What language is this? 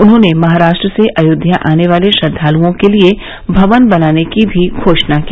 Hindi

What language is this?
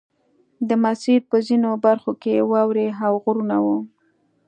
Pashto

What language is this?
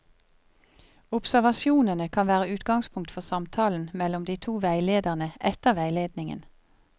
Norwegian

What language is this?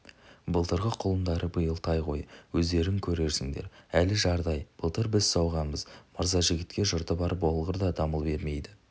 Kazakh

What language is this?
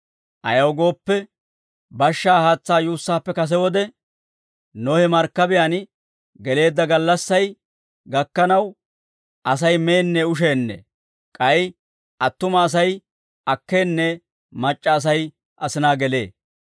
Dawro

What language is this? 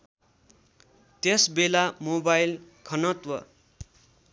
Nepali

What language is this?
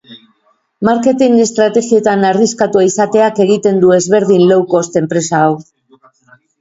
Basque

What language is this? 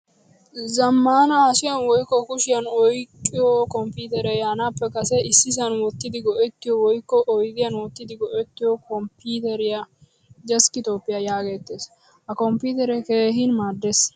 Wolaytta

